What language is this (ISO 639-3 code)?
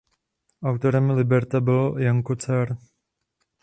ces